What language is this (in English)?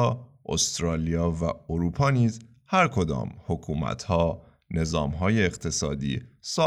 Persian